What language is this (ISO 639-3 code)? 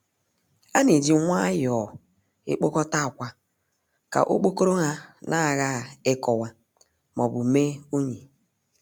ibo